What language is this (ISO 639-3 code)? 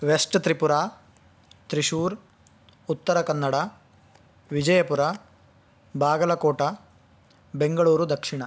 san